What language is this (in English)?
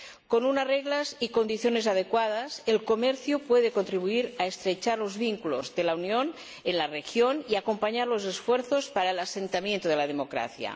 Spanish